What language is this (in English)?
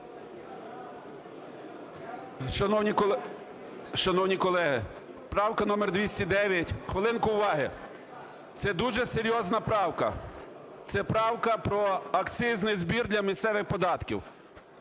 Ukrainian